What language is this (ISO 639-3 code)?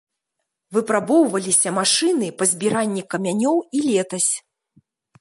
bel